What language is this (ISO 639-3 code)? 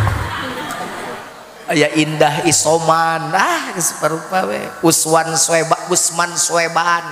ind